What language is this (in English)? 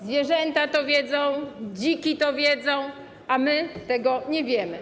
Polish